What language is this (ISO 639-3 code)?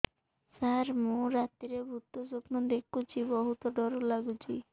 ori